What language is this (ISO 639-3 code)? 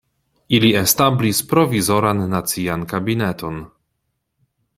epo